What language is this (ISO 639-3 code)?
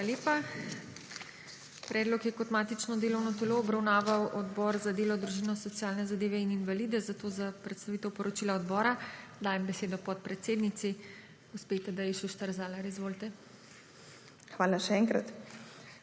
slv